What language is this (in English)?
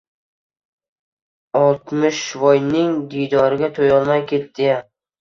Uzbek